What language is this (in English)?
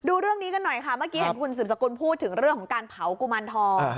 Thai